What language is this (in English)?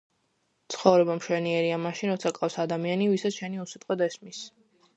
Georgian